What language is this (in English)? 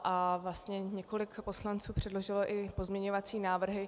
Czech